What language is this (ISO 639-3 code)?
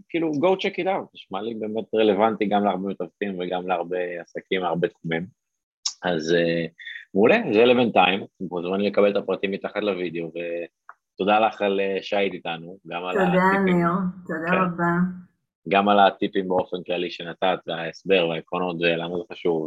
heb